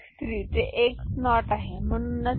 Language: Marathi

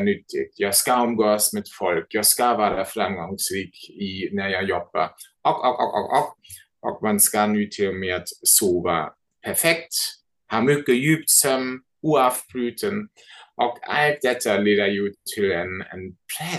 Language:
Swedish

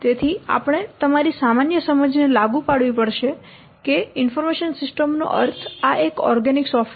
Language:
Gujarati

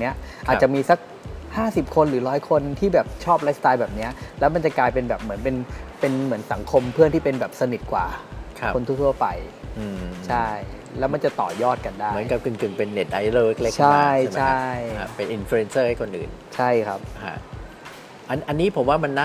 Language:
Thai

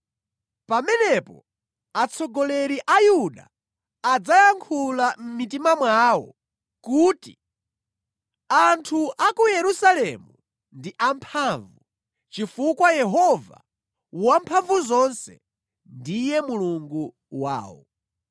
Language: Nyanja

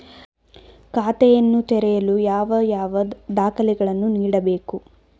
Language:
Kannada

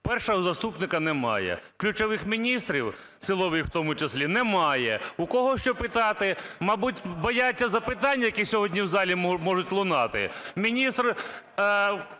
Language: Ukrainian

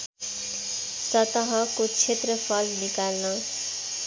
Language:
Nepali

